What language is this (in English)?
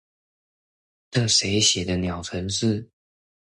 Chinese